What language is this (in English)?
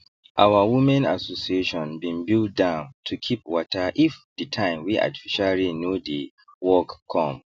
Nigerian Pidgin